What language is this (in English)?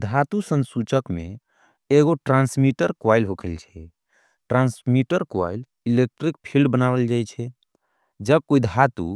Angika